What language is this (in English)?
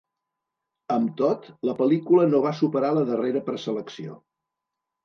Catalan